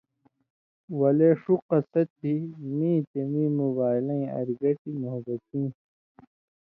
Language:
Indus Kohistani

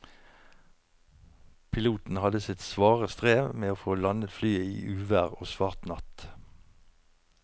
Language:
Norwegian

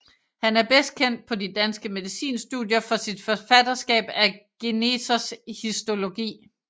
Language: Danish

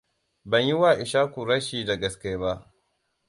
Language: Hausa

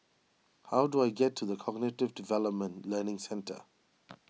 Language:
English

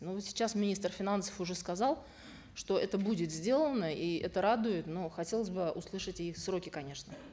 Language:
Kazakh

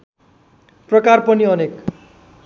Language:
Nepali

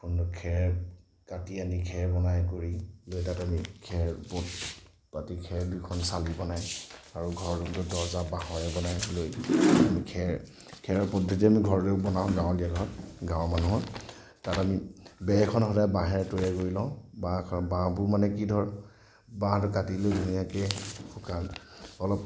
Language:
Assamese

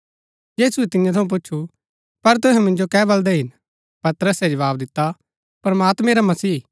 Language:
Gaddi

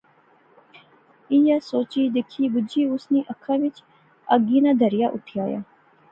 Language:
Pahari-Potwari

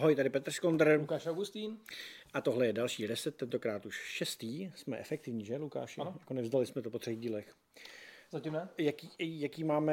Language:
Czech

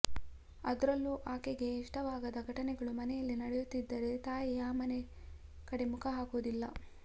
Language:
Kannada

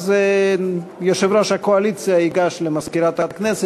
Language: Hebrew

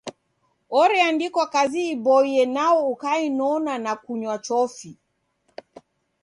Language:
Taita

